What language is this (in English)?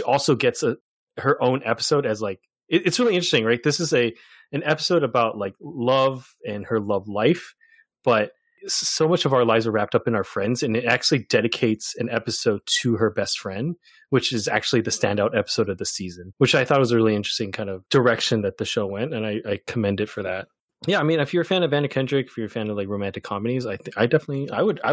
English